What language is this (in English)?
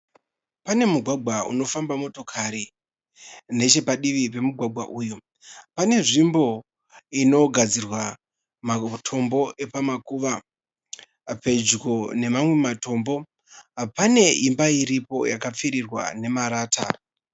Shona